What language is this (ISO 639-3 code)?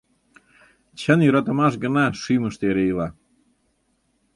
chm